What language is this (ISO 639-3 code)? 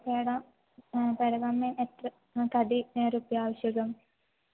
san